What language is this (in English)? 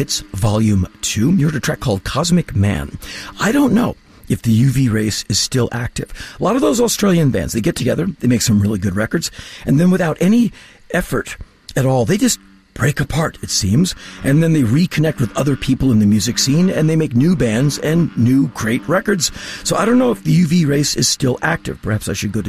English